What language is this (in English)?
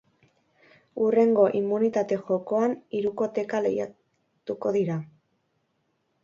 Basque